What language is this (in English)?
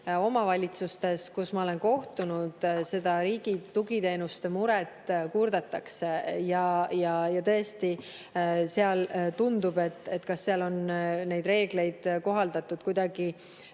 Estonian